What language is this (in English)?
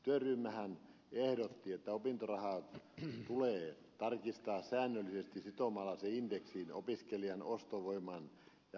Finnish